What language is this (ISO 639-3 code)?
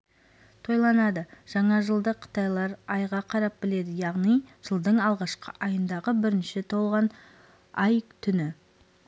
kaz